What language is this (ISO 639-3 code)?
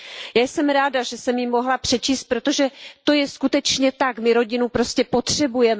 ces